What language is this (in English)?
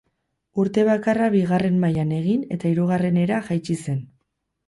Basque